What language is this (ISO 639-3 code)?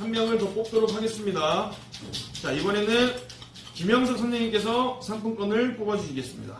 kor